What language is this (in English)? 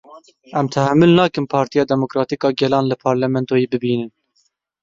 Kurdish